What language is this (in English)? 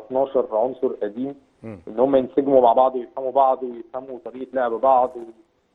Arabic